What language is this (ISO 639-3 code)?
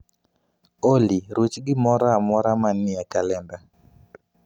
luo